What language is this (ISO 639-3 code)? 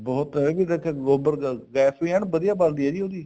pan